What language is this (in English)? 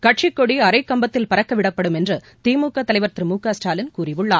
Tamil